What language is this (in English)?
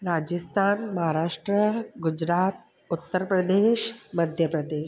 Sindhi